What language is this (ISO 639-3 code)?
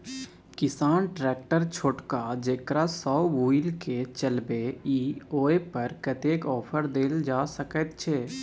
mai